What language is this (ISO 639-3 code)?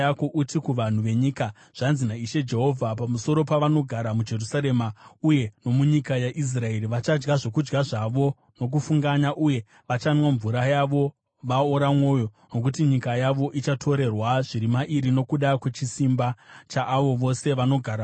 sna